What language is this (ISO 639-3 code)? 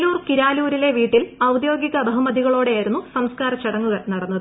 mal